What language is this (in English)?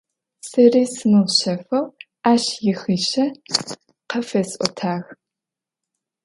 Adyghe